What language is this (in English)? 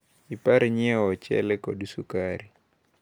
Luo (Kenya and Tanzania)